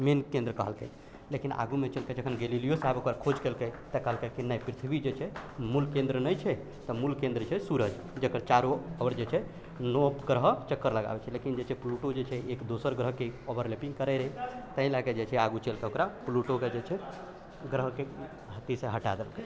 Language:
Maithili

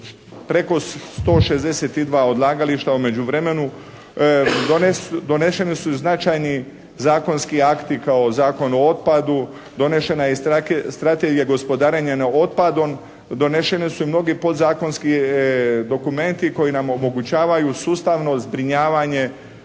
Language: Croatian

